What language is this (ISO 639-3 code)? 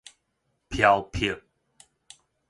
nan